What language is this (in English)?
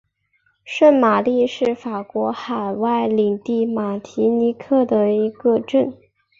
Chinese